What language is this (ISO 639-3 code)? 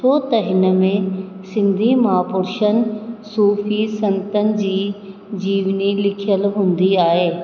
snd